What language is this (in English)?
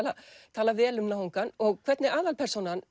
Icelandic